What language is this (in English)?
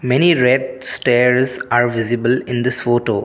English